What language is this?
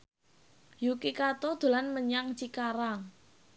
Javanese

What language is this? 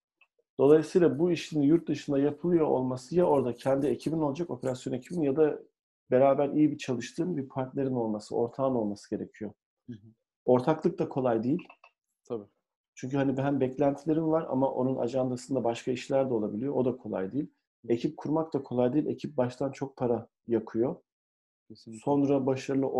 Turkish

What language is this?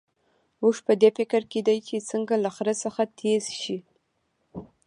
Pashto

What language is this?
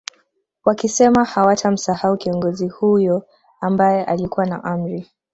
Swahili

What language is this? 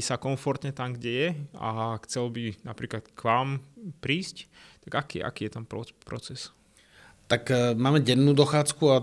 Slovak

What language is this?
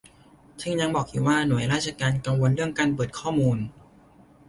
Thai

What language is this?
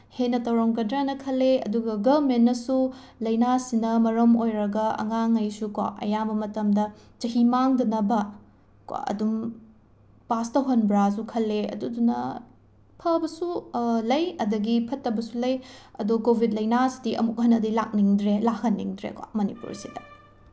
Manipuri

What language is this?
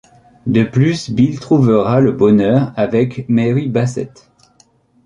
French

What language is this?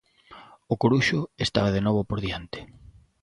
Galician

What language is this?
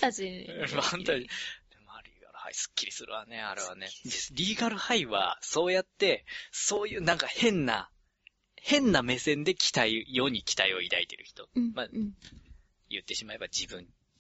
Japanese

